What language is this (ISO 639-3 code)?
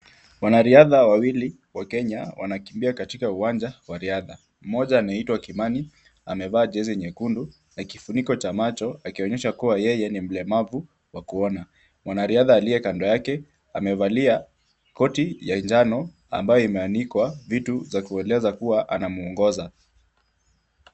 swa